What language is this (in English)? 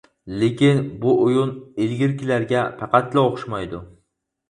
Uyghur